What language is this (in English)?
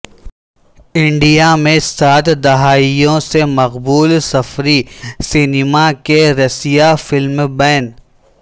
Urdu